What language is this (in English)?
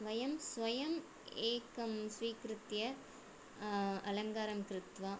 Sanskrit